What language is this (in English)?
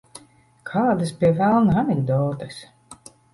Latvian